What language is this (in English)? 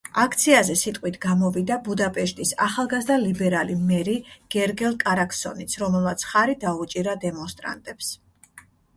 Georgian